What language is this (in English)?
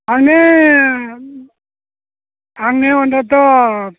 Bodo